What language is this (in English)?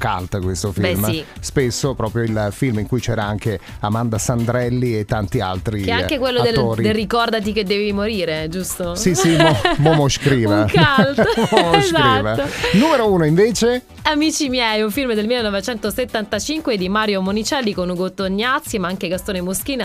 Italian